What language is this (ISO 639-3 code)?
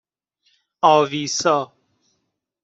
fas